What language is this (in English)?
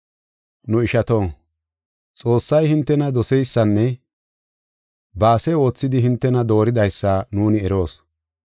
Gofa